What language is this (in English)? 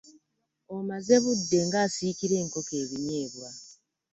Ganda